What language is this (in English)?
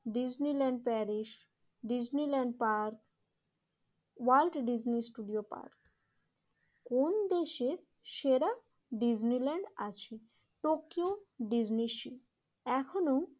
Bangla